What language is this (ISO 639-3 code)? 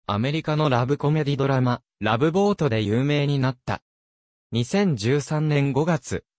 jpn